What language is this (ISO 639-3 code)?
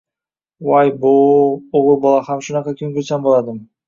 uzb